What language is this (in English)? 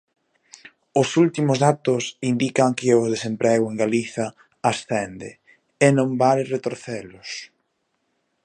Galician